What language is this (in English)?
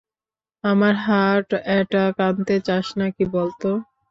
Bangla